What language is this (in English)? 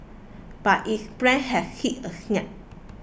English